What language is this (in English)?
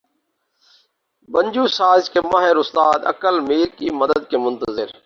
Urdu